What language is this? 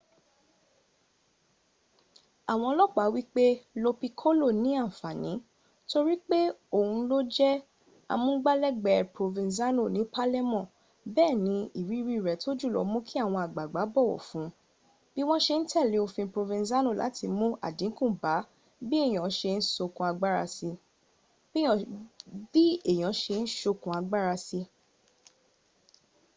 Yoruba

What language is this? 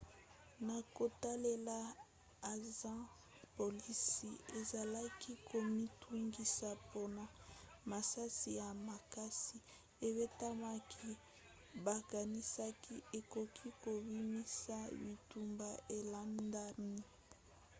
Lingala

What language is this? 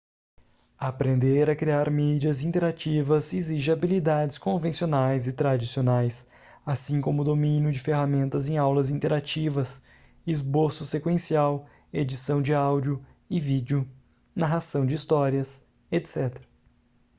Portuguese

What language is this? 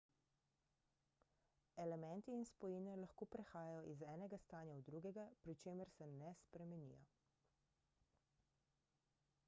Slovenian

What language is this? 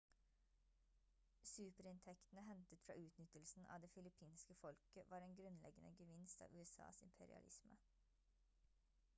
Norwegian Bokmål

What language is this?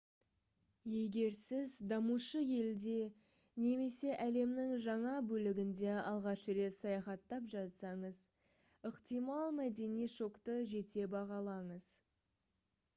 Kazakh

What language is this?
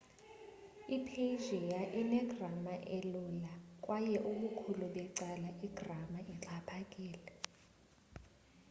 Xhosa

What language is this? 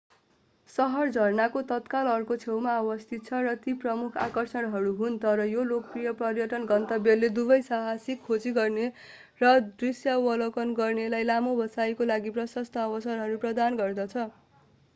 Nepali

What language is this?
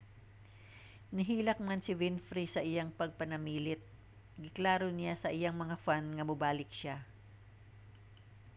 Cebuano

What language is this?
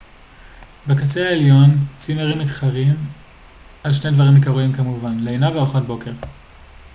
Hebrew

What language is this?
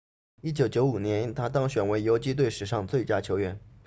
Chinese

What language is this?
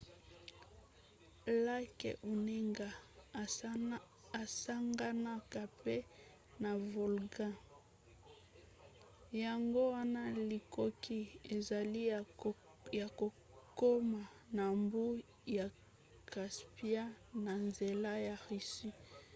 Lingala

